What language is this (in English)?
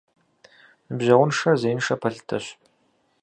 Kabardian